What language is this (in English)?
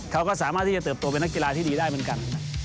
Thai